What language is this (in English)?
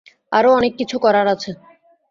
Bangla